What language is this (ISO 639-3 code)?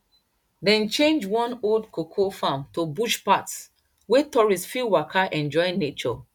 pcm